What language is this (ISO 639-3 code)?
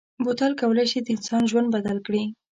pus